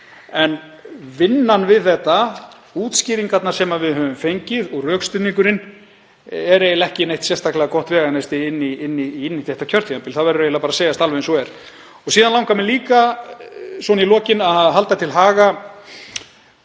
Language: Icelandic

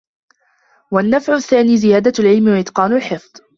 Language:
Arabic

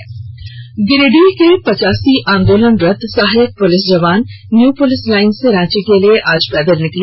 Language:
Hindi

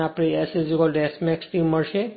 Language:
Gujarati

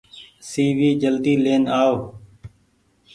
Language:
Goaria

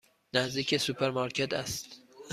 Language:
Persian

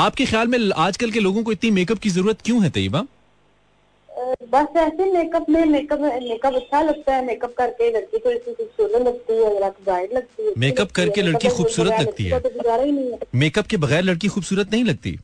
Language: Hindi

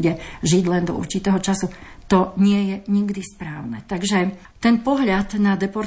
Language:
Slovak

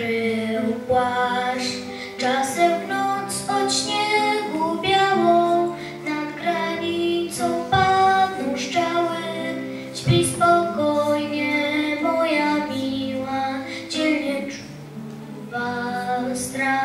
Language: Polish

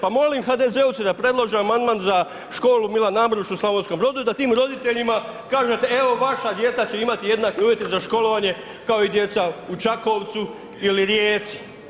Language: Croatian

